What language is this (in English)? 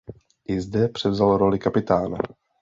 Czech